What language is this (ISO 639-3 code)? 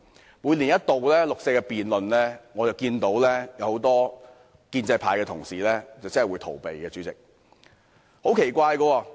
yue